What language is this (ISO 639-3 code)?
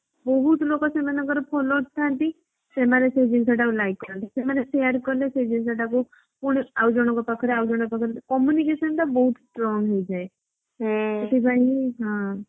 ori